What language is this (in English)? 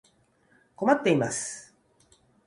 Japanese